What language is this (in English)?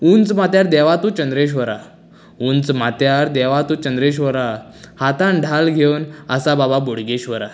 Konkani